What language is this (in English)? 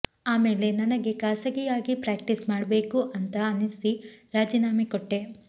Kannada